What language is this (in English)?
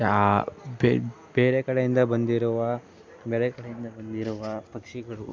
Kannada